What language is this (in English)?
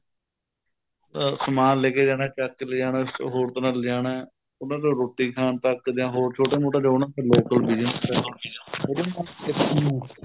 Punjabi